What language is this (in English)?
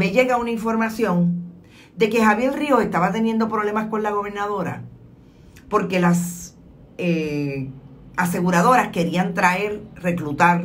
Spanish